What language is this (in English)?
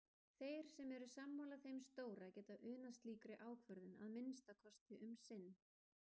Icelandic